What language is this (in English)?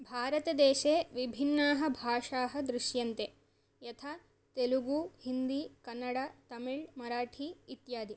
Sanskrit